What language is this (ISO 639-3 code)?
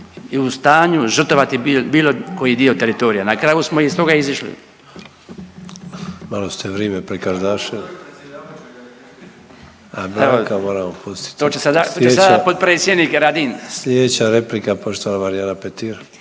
hrv